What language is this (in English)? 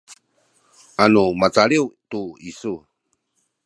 Sakizaya